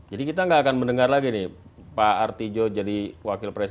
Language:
Indonesian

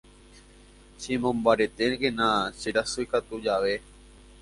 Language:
Guarani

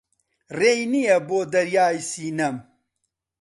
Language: Central Kurdish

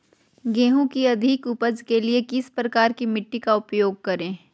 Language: Magahi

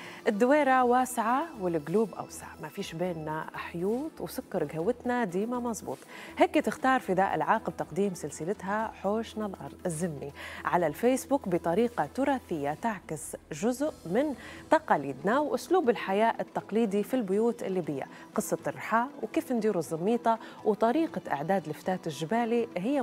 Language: Arabic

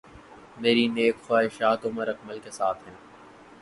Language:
Urdu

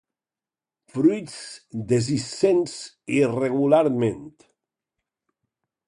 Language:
Catalan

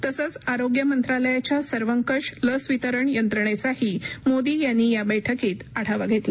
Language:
Marathi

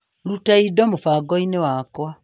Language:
Kikuyu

